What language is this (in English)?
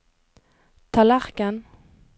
Norwegian